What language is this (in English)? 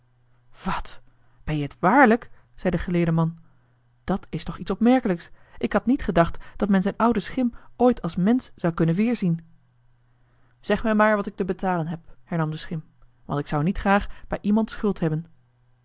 Dutch